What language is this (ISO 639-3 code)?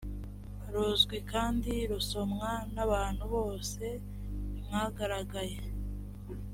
kin